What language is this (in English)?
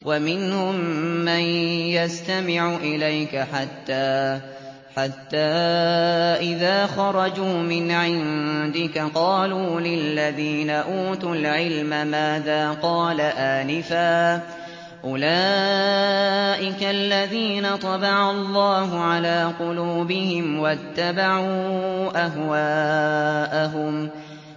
Arabic